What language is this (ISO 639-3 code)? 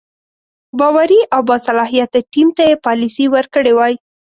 pus